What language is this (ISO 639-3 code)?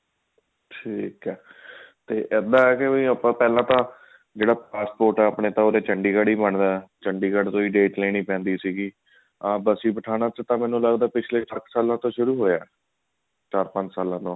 pan